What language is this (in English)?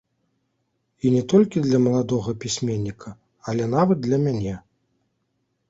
Belarusian